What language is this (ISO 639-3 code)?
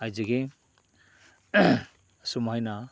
mni